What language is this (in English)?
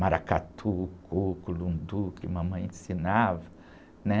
Portuguese